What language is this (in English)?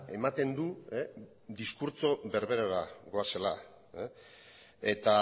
Basque